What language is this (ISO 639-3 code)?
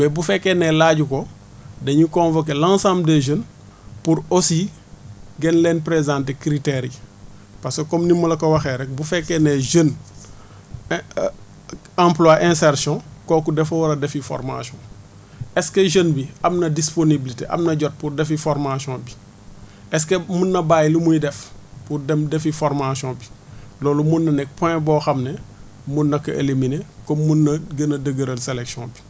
wol